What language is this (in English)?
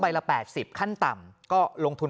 Thai